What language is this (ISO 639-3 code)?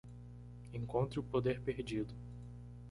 por